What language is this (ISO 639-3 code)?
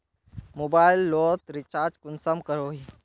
mag